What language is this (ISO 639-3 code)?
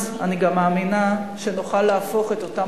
heb